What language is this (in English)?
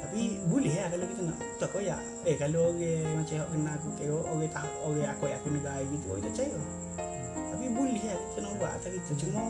Malay